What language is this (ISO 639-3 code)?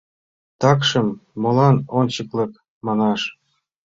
chm